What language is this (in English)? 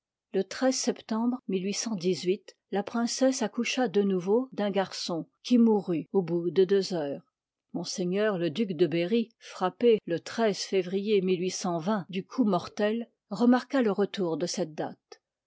French